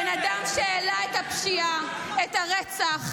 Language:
Hebrew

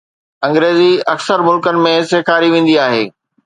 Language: Sindhi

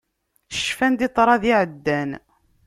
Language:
Kabyle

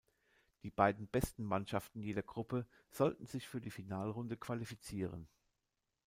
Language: German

